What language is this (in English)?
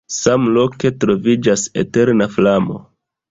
Esperanto